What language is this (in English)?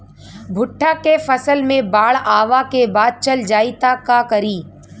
Bhojpuri